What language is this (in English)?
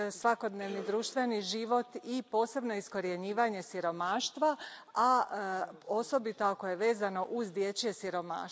Croatian